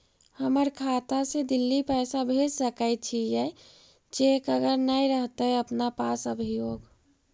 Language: Magahi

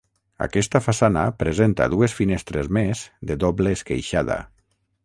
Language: Catalan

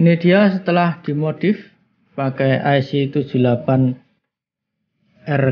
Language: Indonesian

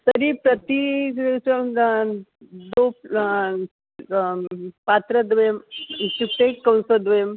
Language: Sanskrit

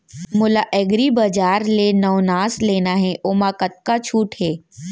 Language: Chhattisgarhi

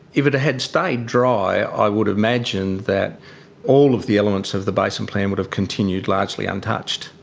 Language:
English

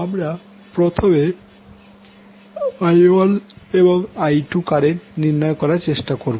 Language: Bangla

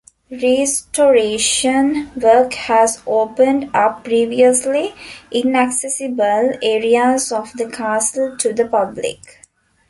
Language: English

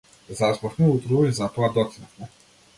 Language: Macedonian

